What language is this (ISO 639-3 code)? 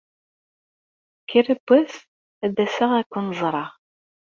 kab